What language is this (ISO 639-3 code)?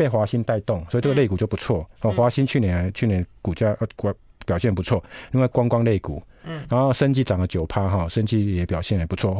zho